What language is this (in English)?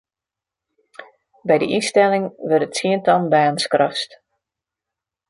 Western Frisian